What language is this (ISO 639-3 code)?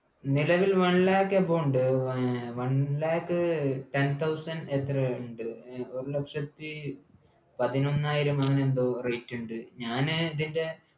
mal